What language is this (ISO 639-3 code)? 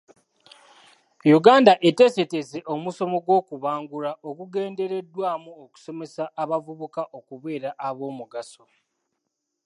lug